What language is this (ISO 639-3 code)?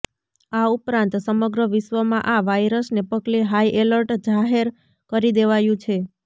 guj